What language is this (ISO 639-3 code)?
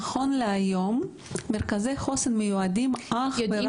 heb